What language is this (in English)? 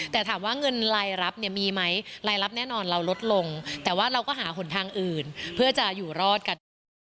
Thai